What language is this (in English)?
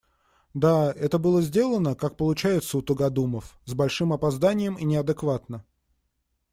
Russian